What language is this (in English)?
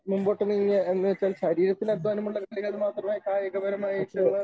Malayalam